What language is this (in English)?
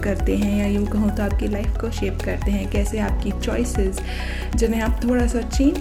Hindi